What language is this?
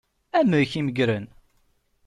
Kabyle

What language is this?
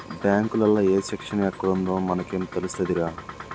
Telugu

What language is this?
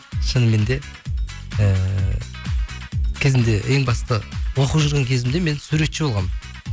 Kazakh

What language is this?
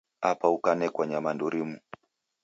Taita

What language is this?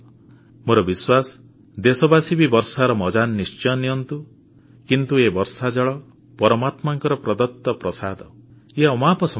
Odia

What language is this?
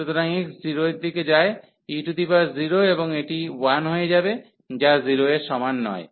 Bangla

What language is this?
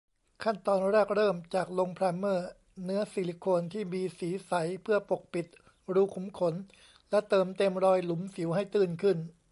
Thai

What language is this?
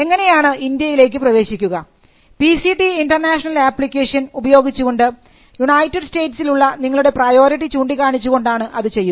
Malayalam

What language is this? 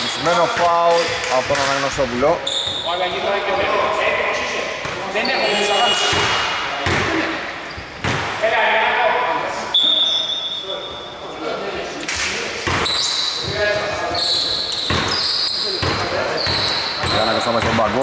Greek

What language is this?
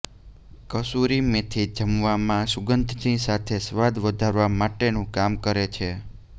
Gujarati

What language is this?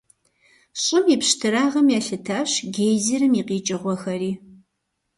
Kabardian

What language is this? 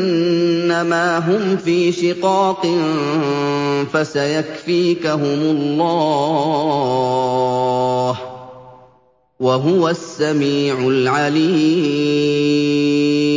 Arabic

